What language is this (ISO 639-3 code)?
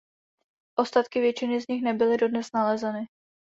ces